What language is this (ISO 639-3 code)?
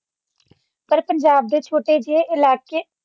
pan